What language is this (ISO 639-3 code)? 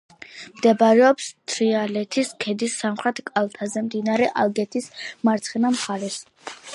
kat